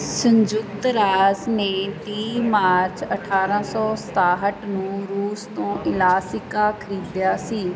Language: Punjabi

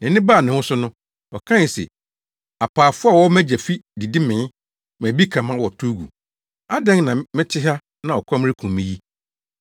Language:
Akan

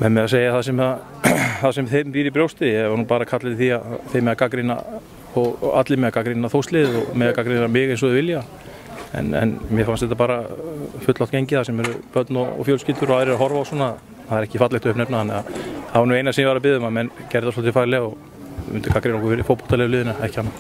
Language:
Norwegian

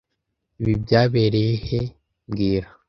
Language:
Kinyarwanda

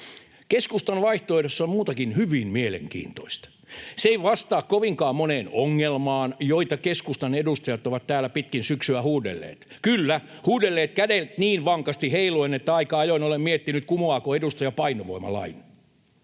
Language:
Finnish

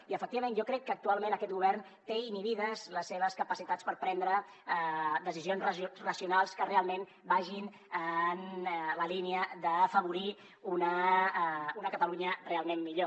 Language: Catalan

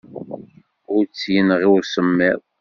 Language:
Kabyle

